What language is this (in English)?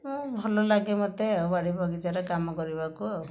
Odia